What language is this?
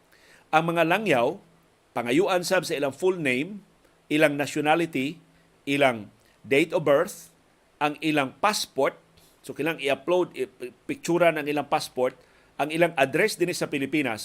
Filipino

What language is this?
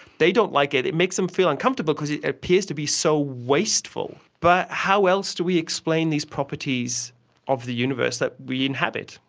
English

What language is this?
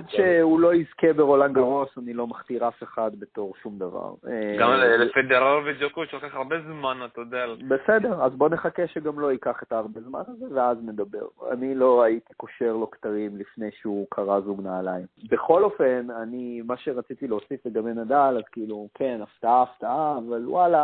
Hebrew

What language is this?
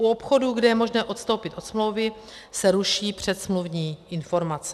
Czech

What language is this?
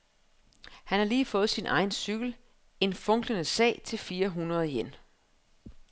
Danish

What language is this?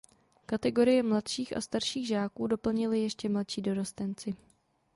Czech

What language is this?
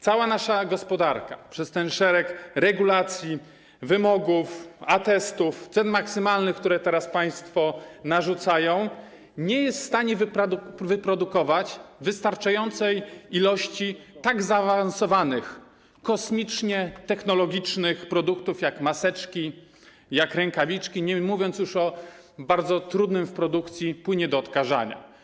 Polish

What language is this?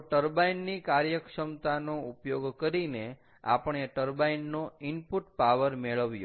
Gujarati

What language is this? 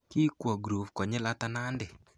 Kalenjin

